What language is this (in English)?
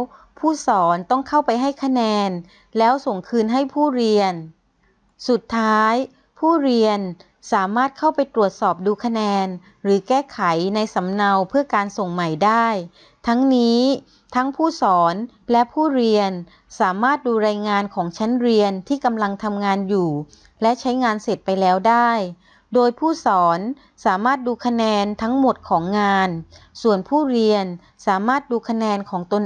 Thai